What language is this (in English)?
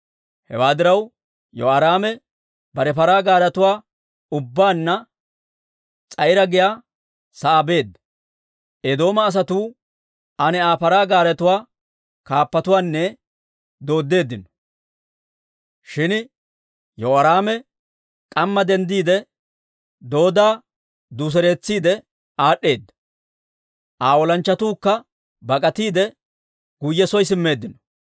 Dawro